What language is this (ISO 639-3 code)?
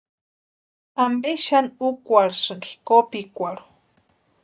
pua